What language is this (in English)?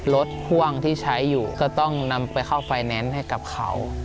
Thai